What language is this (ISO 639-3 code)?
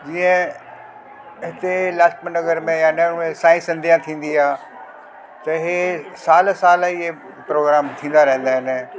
snd